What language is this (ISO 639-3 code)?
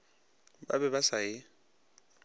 nso